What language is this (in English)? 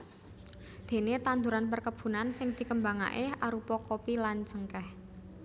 Javanese